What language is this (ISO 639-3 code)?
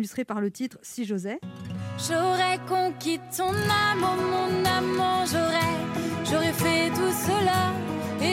fra